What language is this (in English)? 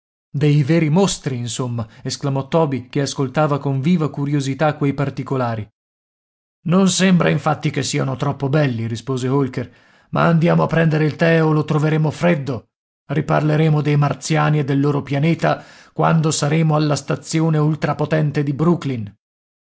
Italian